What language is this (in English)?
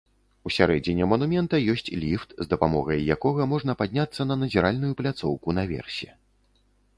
Belarusian